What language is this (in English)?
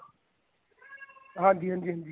Punjabi